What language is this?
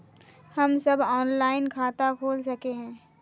Magahi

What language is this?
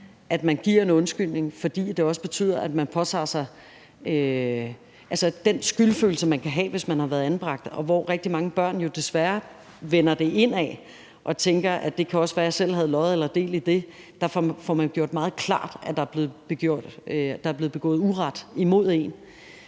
Danish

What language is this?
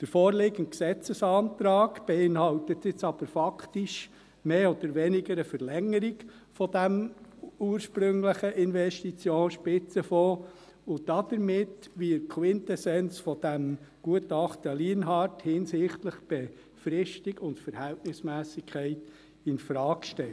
Swiss German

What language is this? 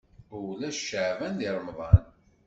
Kabyle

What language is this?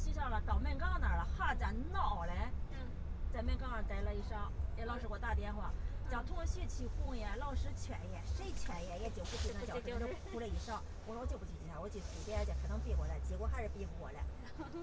Chinese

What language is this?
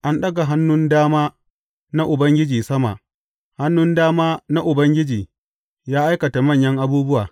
Hausa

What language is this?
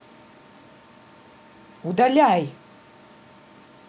Russian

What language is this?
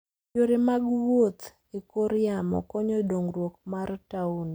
Luo (Kenya and Tanzania)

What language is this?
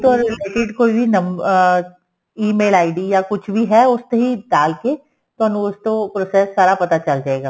Punjabi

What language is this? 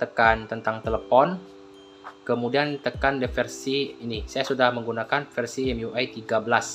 Indonesian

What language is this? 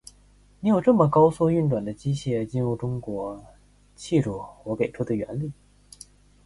Chinese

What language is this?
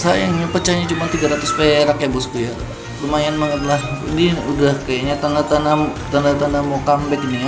Indonesian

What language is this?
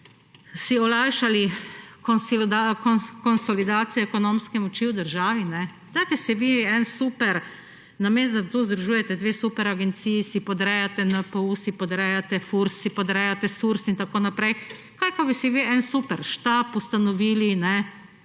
Slovenian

